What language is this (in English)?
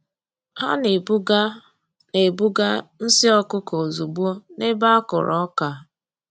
Igbo